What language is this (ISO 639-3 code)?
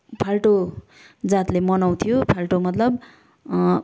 nep